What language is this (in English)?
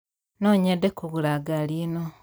Kikuyu